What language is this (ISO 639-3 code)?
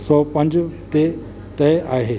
snd